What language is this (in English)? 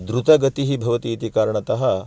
Sanskrit